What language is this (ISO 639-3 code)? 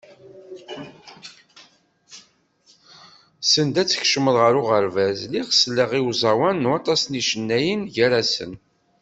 kab